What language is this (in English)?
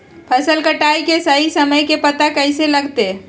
Magahi